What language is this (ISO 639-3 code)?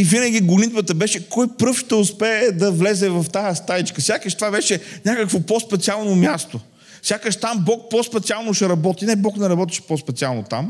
bul